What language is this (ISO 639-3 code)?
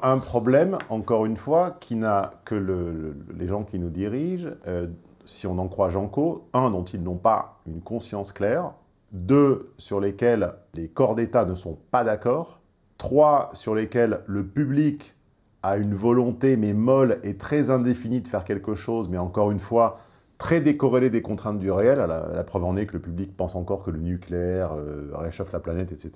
fra